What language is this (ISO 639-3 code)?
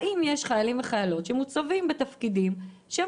heb